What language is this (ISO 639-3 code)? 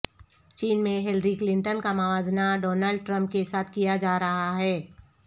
urd